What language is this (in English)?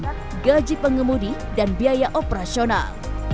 Indonesian